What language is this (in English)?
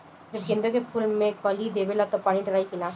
Bhojpuri